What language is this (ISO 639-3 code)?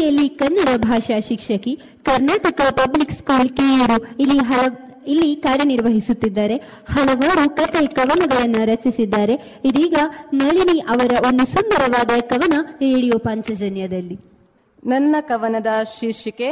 kan